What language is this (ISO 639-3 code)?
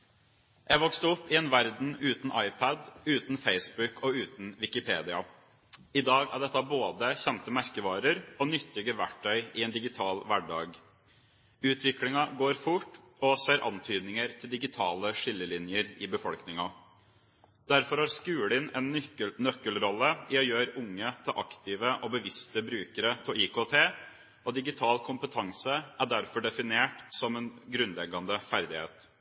nob